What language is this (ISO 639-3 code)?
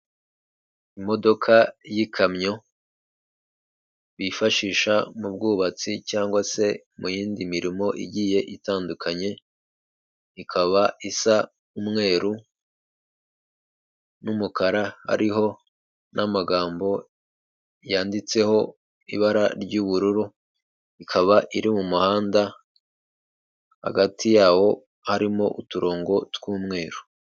kin